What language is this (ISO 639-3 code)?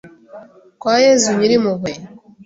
kin